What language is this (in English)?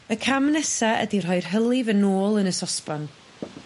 Welsh